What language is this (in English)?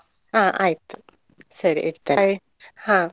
Kannada